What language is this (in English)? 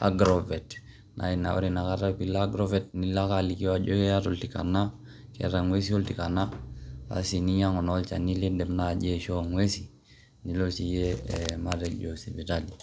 Masai